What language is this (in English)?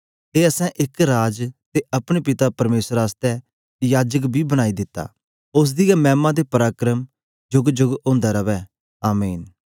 Dogri